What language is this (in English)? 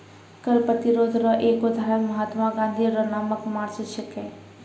Maithili